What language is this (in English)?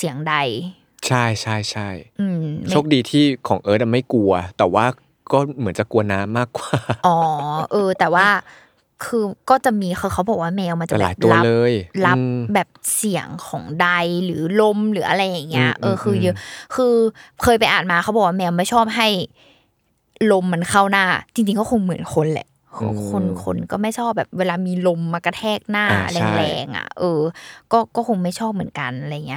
Thai